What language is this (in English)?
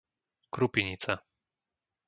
Slovak